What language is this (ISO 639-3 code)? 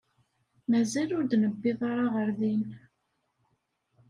kab